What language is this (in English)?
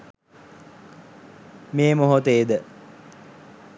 Sinhala